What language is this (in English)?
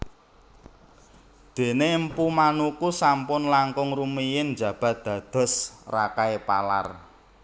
Javanese